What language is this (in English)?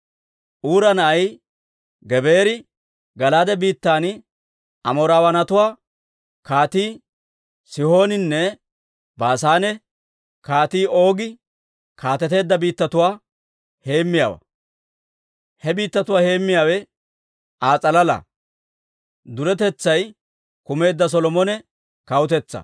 Dawro